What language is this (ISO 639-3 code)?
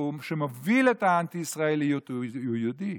heb